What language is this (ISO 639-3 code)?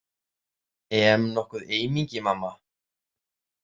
isl